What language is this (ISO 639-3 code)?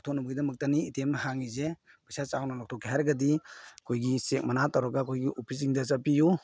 mni